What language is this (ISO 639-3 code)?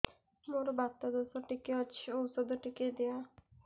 ori